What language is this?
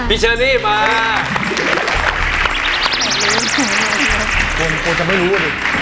Thai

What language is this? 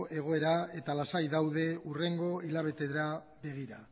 Basque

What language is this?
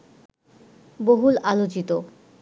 Bangla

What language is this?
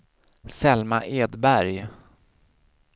Swedish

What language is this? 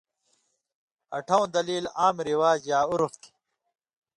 Indus Kohistani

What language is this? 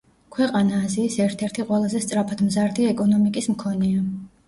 Georgian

